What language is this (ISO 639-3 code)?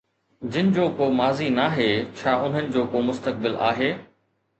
snd